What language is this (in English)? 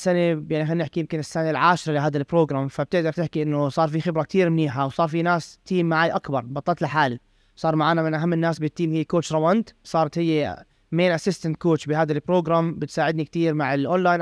Arabic